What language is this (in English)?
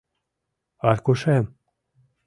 Mari